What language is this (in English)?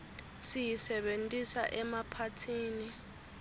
Swati